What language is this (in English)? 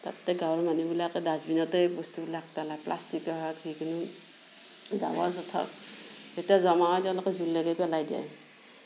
Assamese